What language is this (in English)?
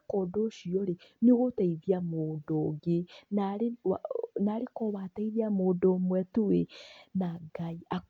Kikuyu